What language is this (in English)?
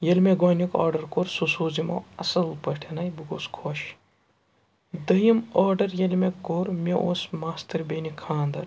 Kashmiri